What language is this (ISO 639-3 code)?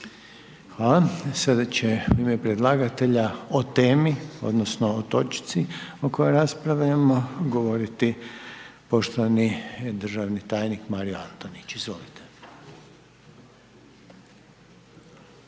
hrv